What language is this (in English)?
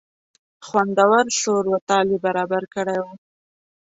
Pashto